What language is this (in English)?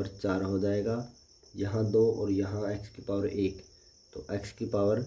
Hindi